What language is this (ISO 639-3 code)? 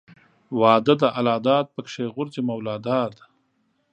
pus